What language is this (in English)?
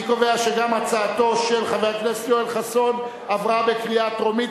Hebrew